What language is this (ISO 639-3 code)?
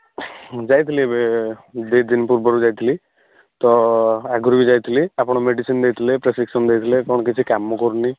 ori